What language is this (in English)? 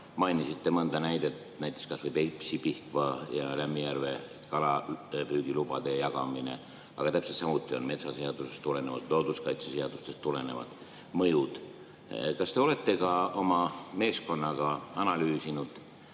Estonian